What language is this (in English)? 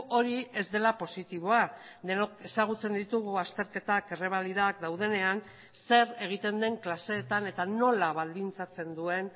Basque